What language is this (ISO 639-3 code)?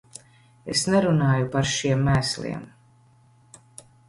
lav